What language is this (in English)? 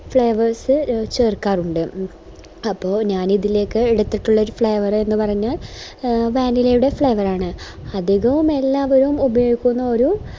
Malayalam